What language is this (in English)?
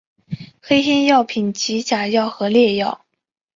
Chinese